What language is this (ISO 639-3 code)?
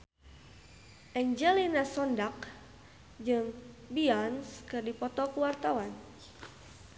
sun